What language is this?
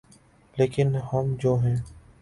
Urdu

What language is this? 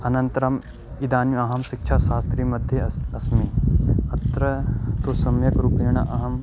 Sanskrit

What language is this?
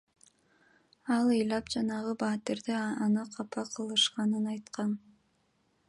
Kyrgyz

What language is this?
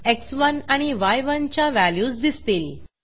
Marathi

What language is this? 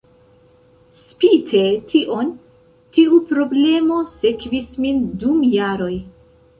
Esperanto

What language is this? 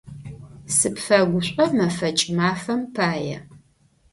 Adyghe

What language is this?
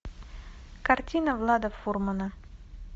Russian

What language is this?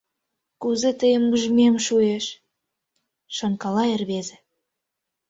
Mari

